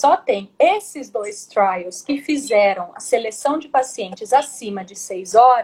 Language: Portuguese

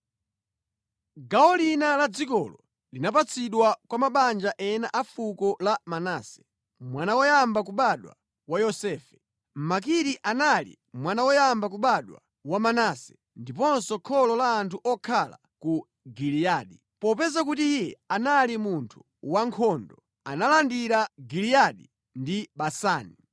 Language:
Nyanja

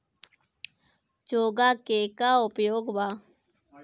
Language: Bhojpuri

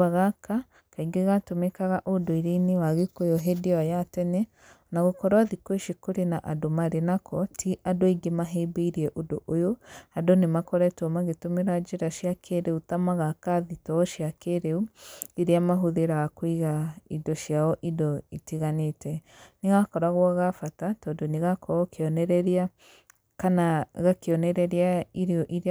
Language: Kikuyu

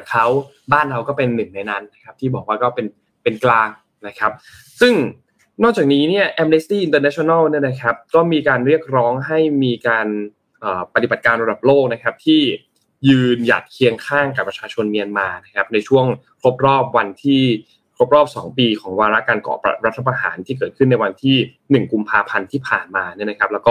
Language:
Thai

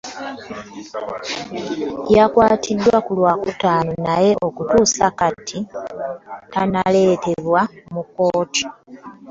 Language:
Ganda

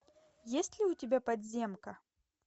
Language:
Russian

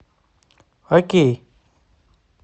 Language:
Russian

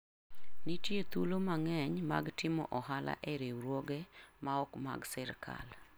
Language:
Luo (Kenya and Tanzania)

